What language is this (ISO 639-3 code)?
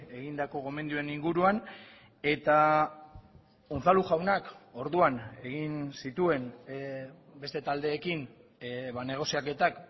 eus